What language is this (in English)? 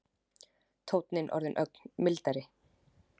Icelandic